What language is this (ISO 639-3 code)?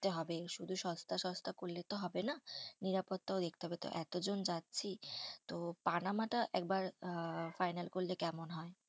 ben